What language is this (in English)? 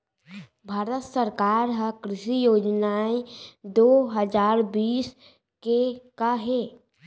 Chhattisgarhi